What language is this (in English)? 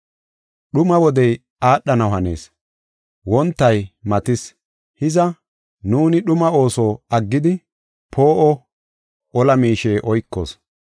Gofa